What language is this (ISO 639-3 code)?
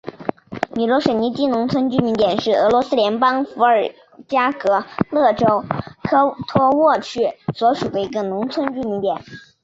zho